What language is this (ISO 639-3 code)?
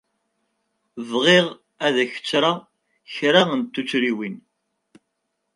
kab